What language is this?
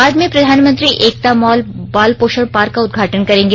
Hindi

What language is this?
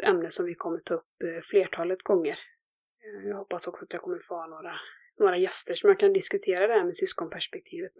Swedish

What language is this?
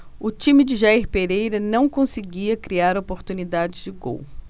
Portuguese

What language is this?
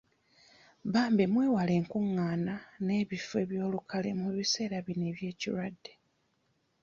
Ganda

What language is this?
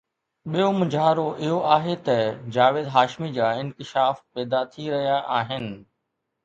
Sindhi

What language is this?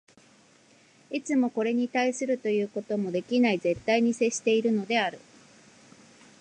Japanese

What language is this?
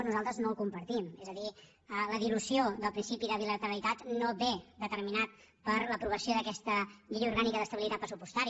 Catalan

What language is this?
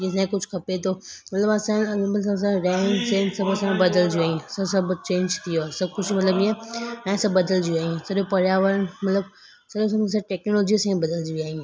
Sindhi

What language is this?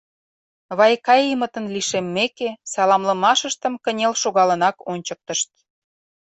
Mari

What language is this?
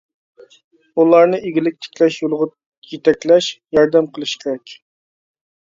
Uyghur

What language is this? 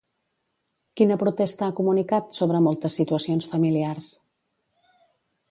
Catalan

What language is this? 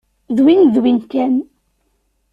Kabyle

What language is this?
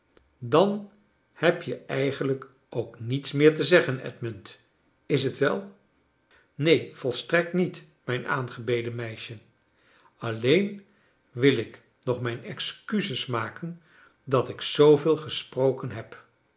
Dutch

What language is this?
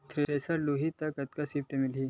Chhattisgarhi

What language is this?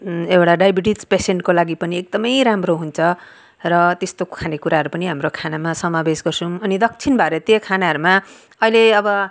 Nepali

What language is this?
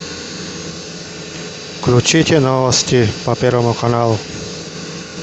Russian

